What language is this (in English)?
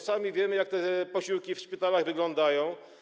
Polish